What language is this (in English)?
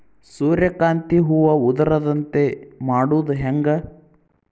Kannada